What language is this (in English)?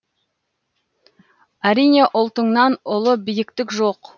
Kazakh